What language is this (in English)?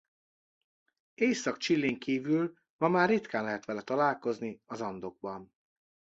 Hungarian